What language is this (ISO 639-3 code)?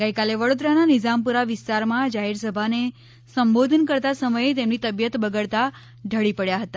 guj